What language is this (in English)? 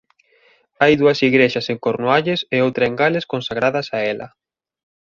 Galician